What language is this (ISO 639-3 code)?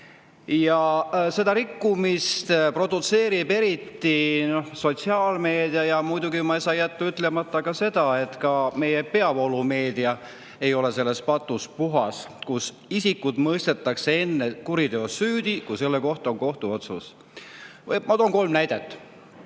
est